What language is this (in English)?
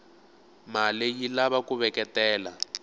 Tsonga